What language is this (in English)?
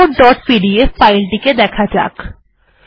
Bangla